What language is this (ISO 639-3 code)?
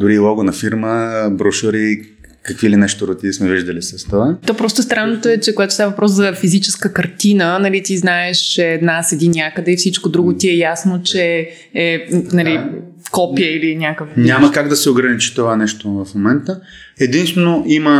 bul